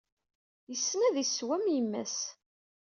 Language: Kabyle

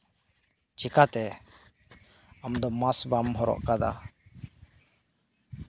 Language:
Santali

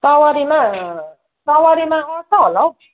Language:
Nepali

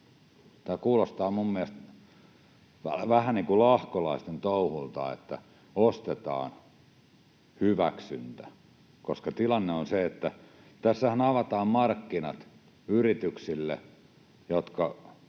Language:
Finnish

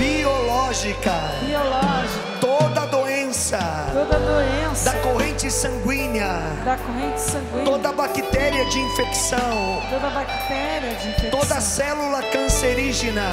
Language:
Portuguese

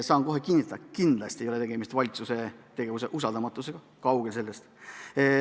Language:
Estonian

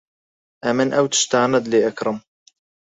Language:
Central Kurdish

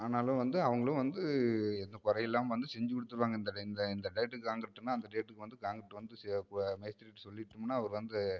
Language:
Tamil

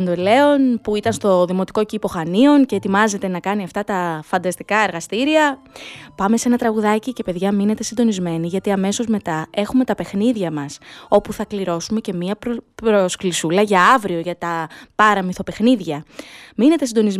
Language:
Greek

